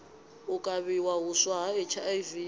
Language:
Venda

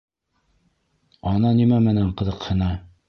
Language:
Bashkir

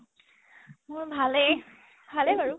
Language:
Assamese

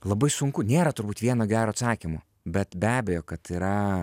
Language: Lithuanian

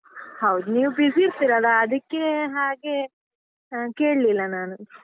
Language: Kannada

